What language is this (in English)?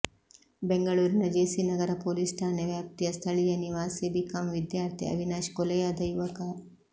Kannada